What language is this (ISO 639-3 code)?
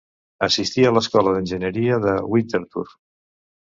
cat